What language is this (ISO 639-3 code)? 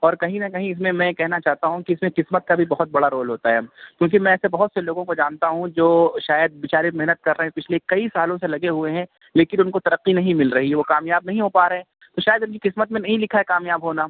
urd